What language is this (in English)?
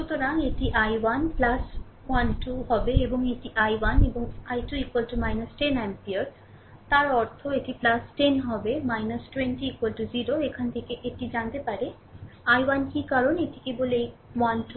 Bangla